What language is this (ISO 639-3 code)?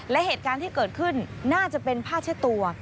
tha